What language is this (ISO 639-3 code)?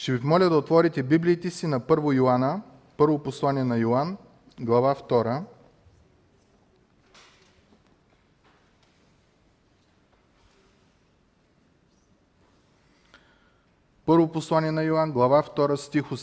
bul